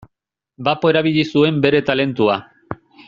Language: Basque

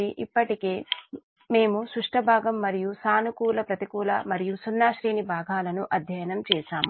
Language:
Telugu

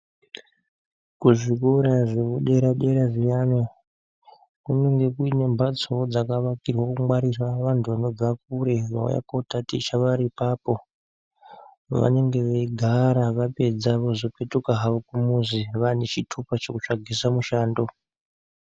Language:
Ndau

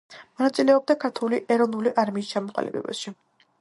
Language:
Georgian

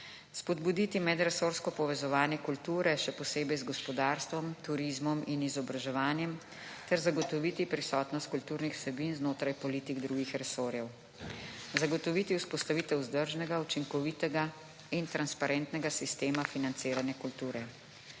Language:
Slovenian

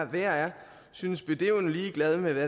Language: Danish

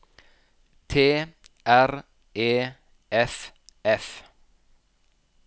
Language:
Norwegian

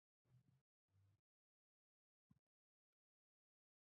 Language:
Pashto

